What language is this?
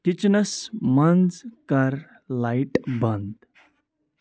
Kashmiri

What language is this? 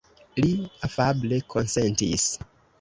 Esperanto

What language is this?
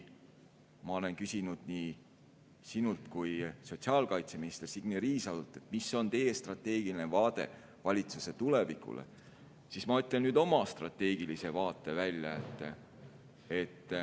Estonian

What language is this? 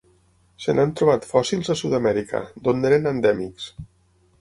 Catalan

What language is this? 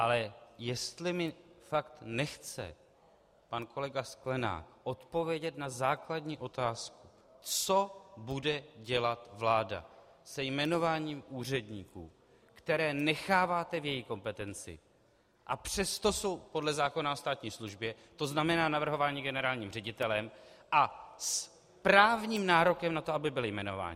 Czech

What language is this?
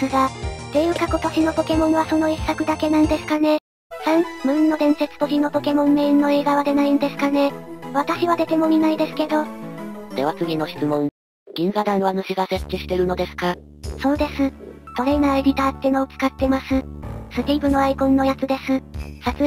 Japanese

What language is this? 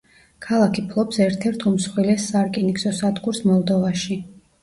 Georgian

